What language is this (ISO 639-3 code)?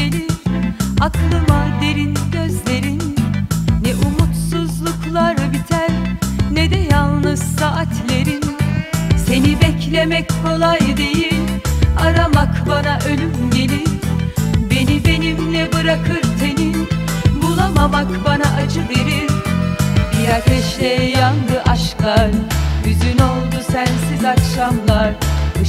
tur